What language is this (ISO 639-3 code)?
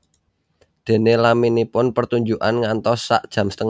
jav